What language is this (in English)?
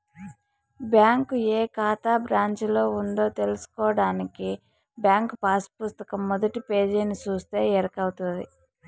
Telugu